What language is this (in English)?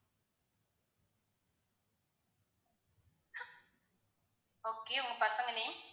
Tamil